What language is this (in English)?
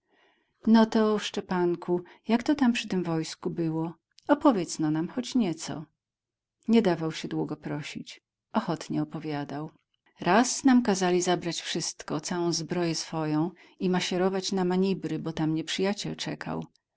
Polish